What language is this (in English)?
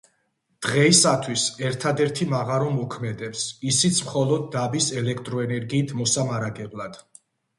Georgian